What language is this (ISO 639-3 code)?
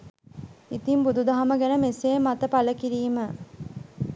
sin